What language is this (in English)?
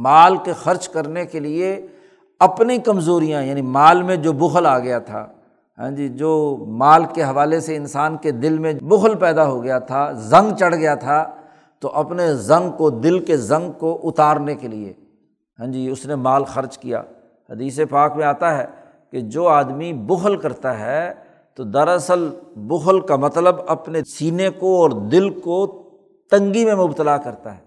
Urdu